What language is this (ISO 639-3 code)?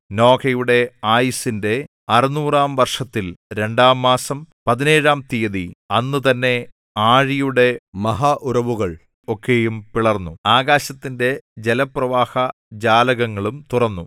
mal